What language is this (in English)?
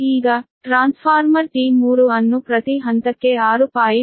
Kannada